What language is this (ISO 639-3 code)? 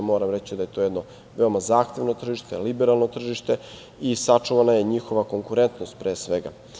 srp